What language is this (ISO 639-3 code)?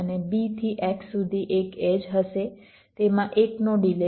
guj